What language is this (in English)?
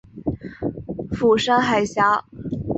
Chinese